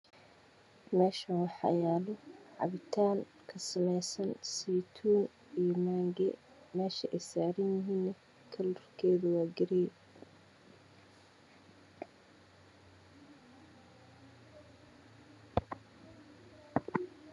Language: Somali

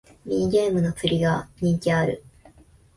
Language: Japanese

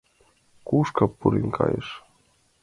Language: Mari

